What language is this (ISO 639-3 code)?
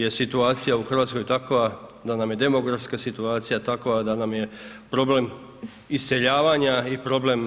hrv